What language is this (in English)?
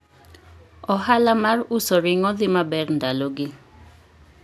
Luo (Kenya and Tanzania)